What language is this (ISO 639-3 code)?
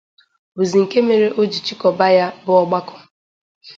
ibo